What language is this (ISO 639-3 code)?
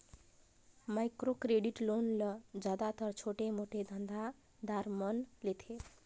hne